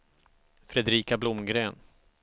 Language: Swedish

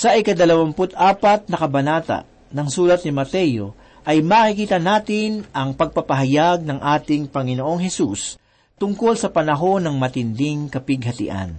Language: Filipino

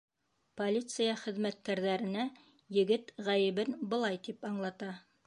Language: Bashkir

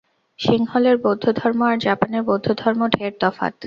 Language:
Bangla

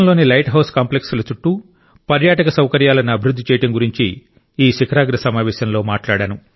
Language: Telugu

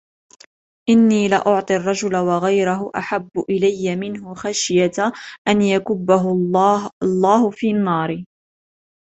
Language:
Arabic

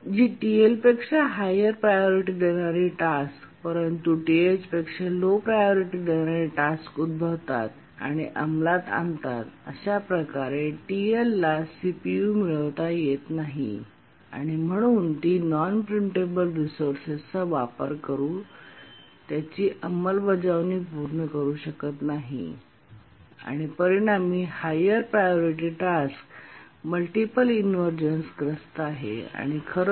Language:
Marathi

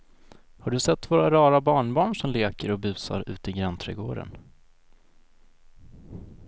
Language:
Swedish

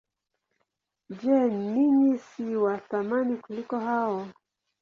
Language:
Swahili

